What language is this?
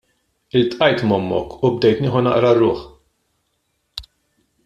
Maltese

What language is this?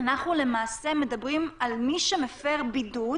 Hebrew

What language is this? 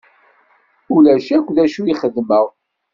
Kabyle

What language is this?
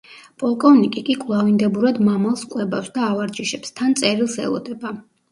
Georgian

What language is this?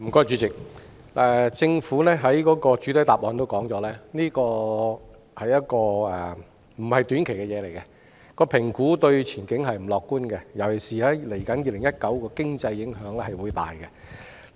Cantonese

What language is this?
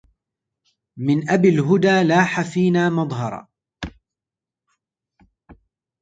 Arabic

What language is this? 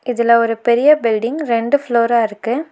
Tamil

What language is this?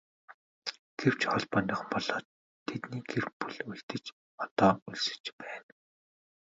Mongolian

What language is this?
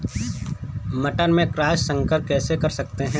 Hindi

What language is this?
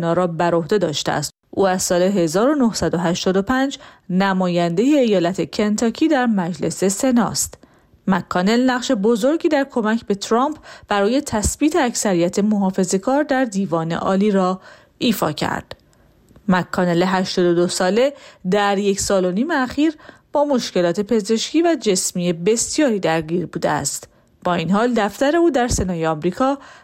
Persian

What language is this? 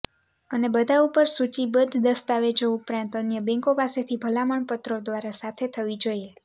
Gujarati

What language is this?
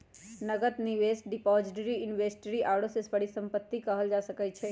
Magahi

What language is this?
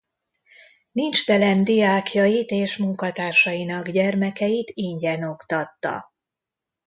Hungarian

